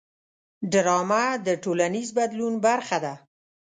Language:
Pashto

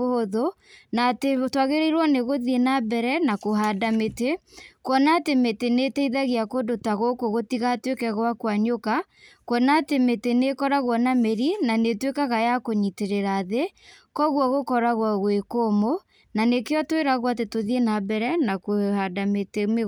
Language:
Kikuyu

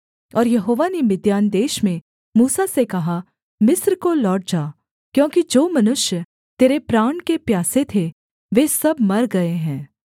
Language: Hindi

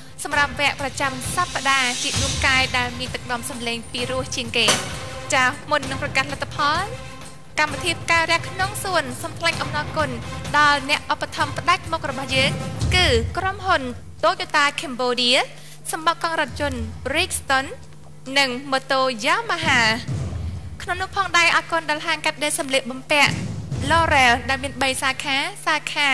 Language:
Indonesian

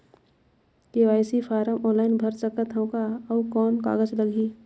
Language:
Chhattisgarhi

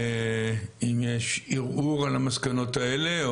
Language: Hebrew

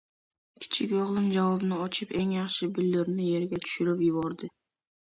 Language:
Uzbek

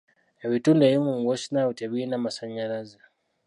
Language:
Ganda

